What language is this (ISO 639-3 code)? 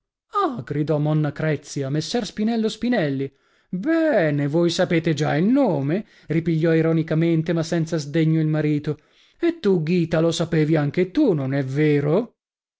ita